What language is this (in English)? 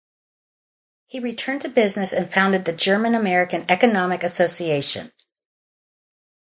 English